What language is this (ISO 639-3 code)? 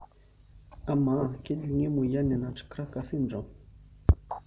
mas